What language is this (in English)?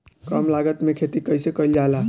Bhojpuri